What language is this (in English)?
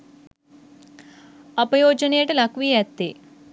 Sinhala